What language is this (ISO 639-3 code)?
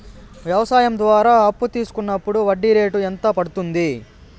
tel